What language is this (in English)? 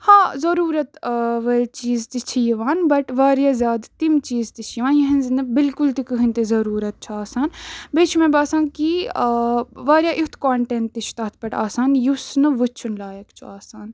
Kashmiri